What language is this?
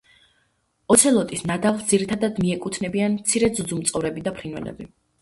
Georgian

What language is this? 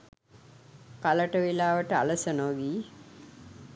Sinhala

